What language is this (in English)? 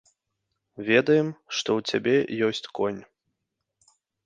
Belarusian